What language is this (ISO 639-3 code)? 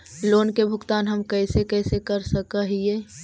mag